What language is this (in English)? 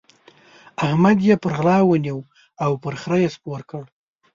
Pashto